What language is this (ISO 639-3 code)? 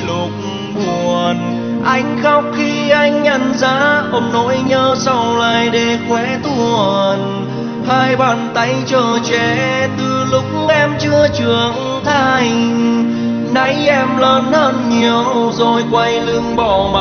vie